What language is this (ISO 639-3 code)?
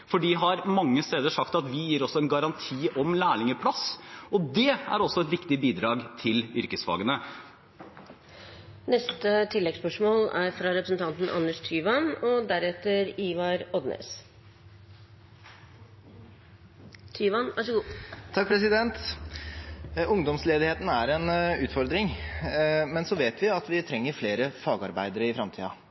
nor